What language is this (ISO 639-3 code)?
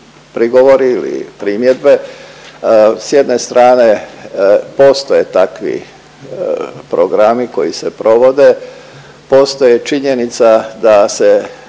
hrv